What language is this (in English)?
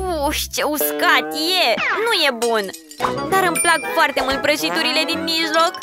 Romanian